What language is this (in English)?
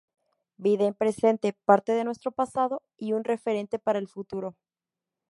Spanish